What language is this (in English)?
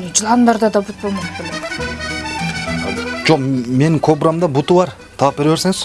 Korean